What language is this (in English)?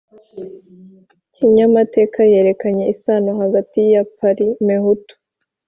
Kinyarwanda